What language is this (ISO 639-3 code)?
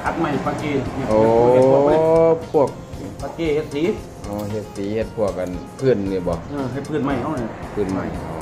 tha